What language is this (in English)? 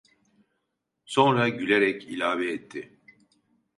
Turkish